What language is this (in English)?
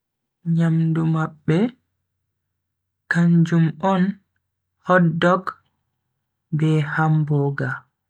Bagirmi Fulfulde